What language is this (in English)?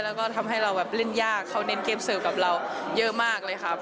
Thai